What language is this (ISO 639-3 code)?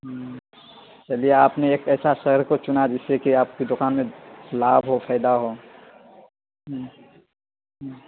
urd